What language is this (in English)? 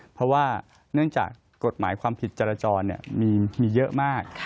Thai